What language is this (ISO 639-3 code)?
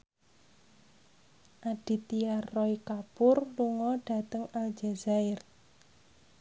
jav